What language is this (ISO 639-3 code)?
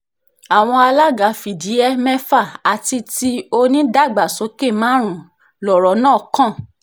yor